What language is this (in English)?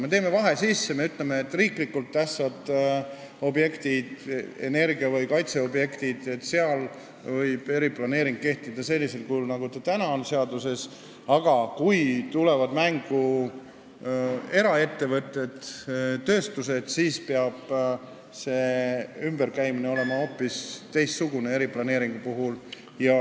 Estonian